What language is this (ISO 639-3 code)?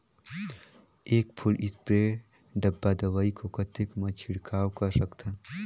hne